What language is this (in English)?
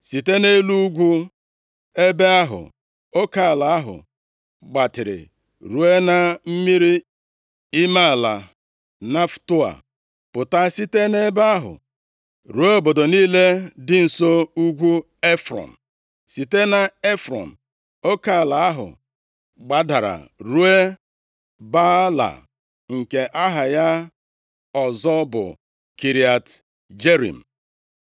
Igbo